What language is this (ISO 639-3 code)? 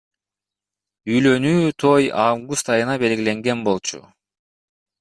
kir